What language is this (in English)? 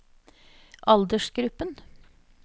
Norwegian